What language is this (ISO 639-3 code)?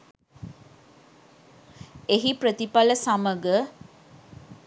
sin